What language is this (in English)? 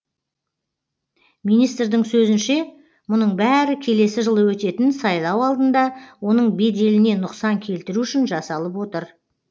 Kazakh